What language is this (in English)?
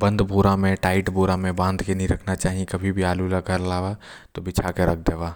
Korwa